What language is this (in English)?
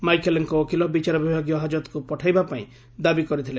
Odia